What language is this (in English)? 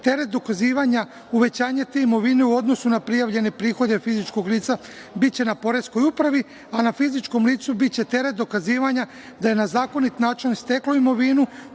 Serbian